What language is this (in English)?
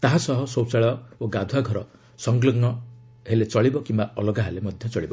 Odia